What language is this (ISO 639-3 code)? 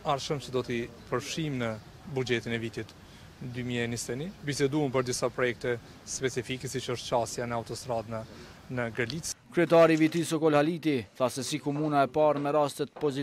ron